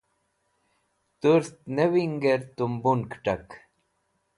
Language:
Wakhi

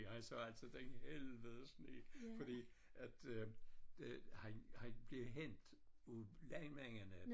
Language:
Danish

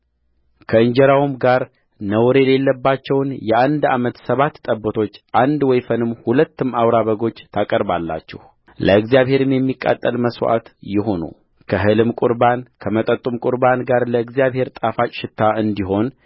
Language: Amharic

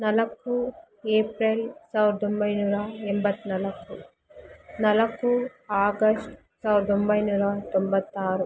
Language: Kannada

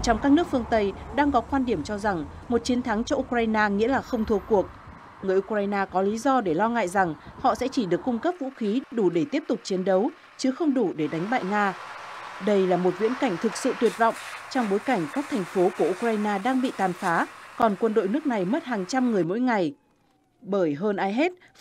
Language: Vietnamese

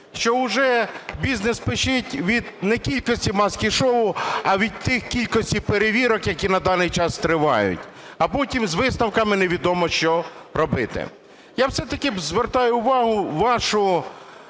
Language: Ukrainian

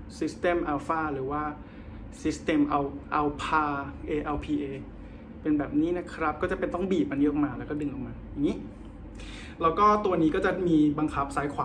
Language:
Thai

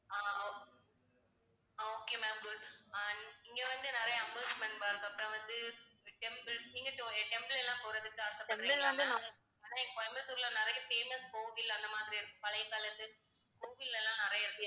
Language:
Tamil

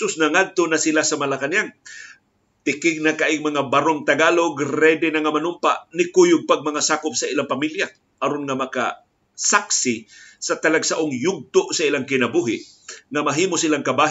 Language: Filipino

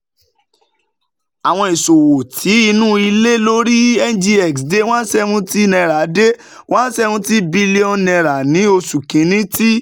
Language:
Yoruba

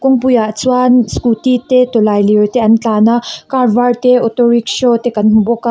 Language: Mizo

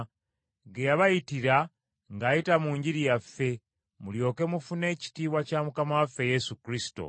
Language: Ganda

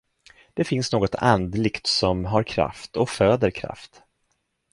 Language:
Swedish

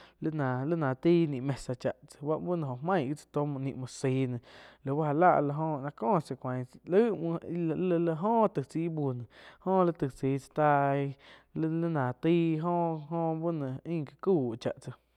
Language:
Quiotepec Chinantec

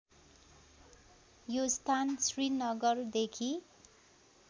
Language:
Nepali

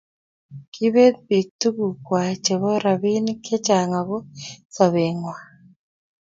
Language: Kalenjin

